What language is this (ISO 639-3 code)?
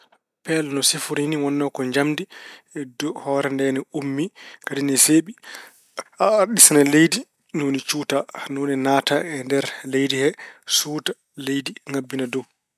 ful